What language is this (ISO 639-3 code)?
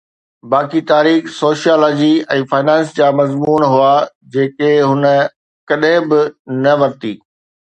snd